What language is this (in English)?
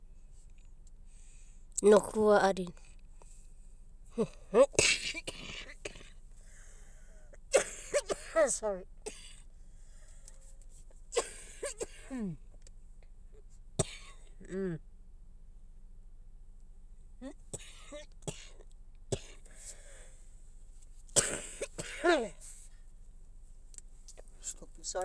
Abadi